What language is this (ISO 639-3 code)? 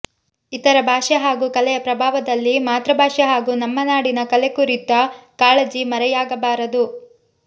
kan